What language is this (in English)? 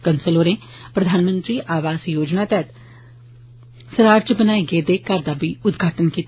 Dogri